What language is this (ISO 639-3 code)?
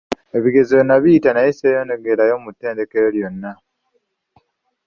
lug